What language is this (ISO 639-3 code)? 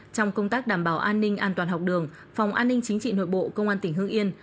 vie